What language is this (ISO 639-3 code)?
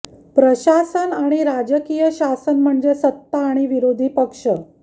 mar